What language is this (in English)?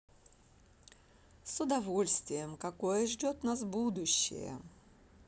Russian